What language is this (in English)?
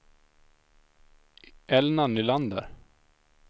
Swedish